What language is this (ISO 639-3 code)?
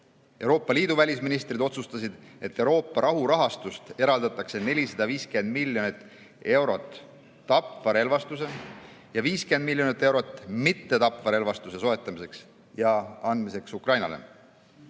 est